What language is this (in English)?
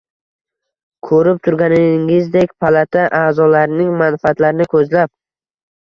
Uzbek